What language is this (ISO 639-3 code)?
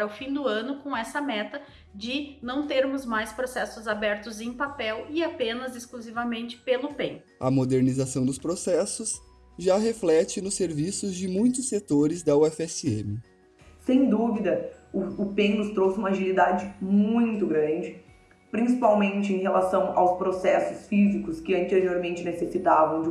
por